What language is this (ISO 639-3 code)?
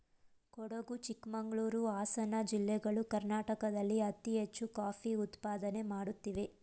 kan